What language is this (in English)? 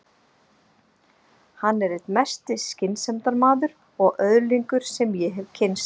Icelandic